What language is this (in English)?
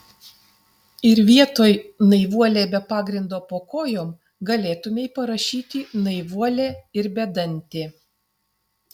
Lithuanian